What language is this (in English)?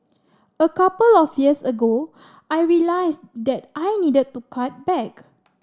English